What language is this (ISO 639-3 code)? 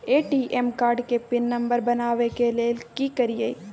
mai